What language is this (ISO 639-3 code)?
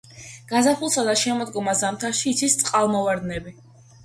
kat